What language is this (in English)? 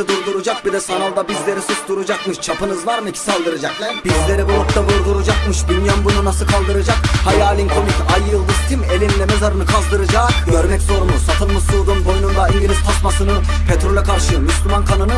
Turkish